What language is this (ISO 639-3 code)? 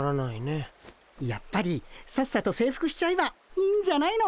jpn